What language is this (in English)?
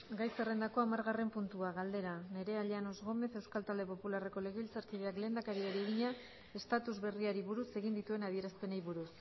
Basque